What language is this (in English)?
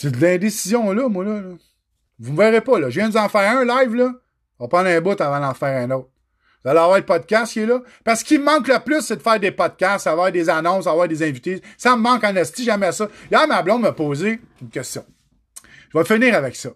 French